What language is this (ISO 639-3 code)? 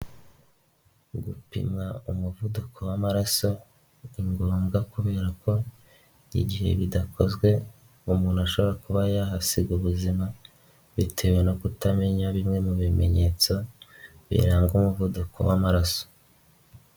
kin